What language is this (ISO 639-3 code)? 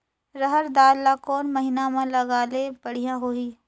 hne